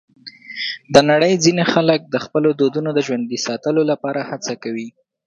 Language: Pashto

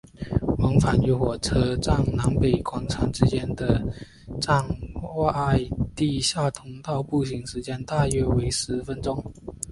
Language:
Chinese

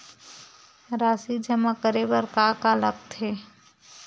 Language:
Chhattisgarhi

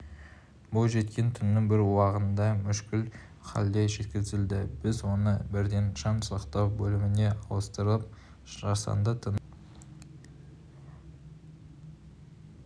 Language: Kazakh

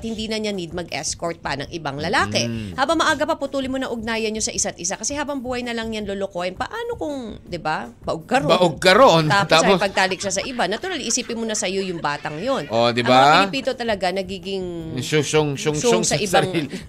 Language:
Filipino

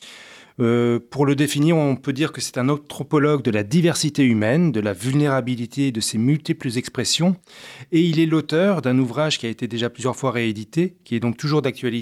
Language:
French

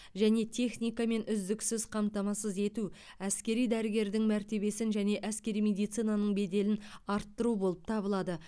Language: Kazakh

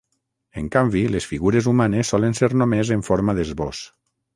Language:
Catalan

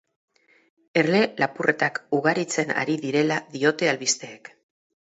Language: Basque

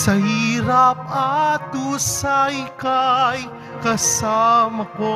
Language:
Filipino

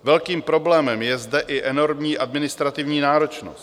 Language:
Czech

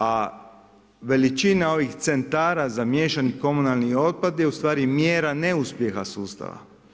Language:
Croatian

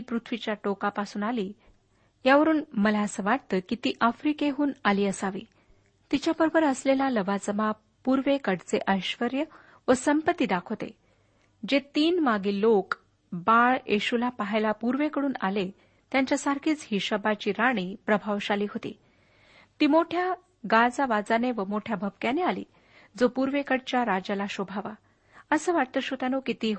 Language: Marathi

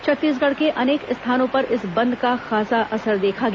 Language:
Hindi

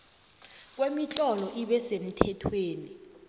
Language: South Ndebele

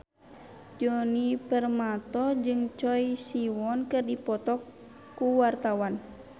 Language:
Sundanese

